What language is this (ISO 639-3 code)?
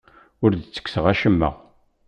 kab